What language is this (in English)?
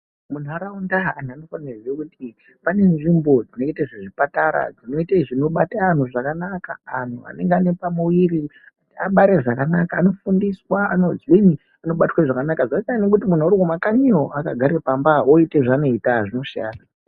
Ndau